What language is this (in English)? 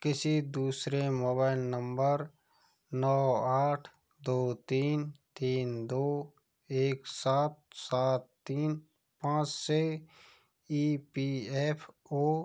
Hindi